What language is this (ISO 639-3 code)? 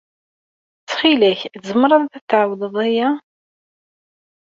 kab